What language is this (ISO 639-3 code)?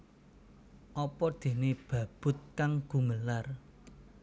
jav